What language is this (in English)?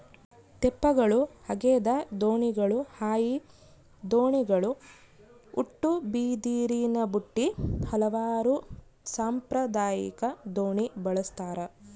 Kannada